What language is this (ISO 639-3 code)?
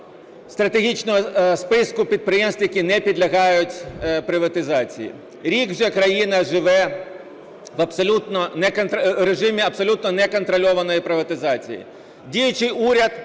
ukr